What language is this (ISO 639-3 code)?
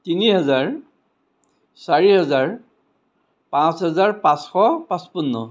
asm